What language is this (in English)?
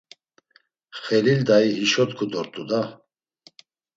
Laz